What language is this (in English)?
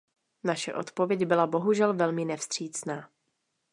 Czech